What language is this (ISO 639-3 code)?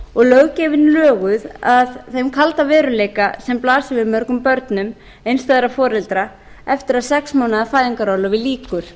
isl